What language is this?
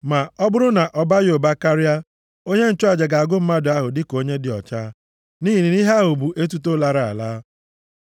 Igbo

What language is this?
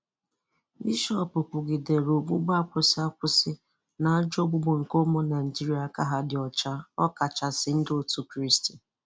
Igbo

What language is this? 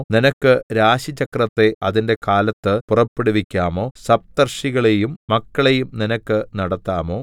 Malayalam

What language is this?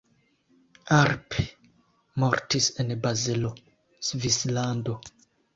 Esperanto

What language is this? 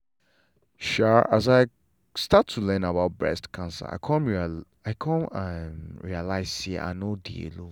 Nigerian Pidgin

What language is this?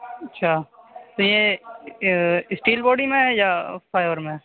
Urdu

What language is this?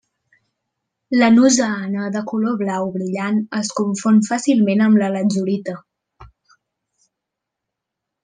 Catalan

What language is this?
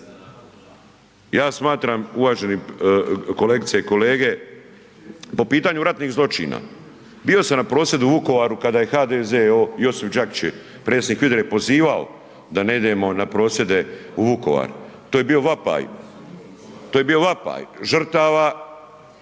Croatian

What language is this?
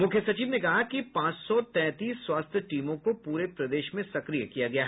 Hindi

